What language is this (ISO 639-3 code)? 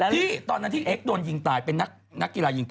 tha